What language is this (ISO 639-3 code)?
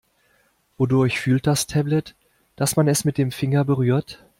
deu